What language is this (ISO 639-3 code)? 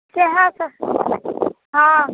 mai